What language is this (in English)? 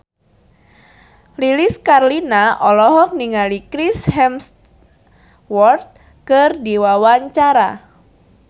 Sundanese